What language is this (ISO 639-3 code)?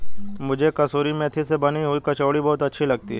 hin